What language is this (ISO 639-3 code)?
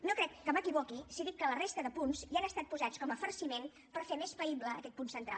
cat